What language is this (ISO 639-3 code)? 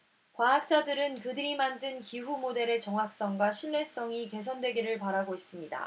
kor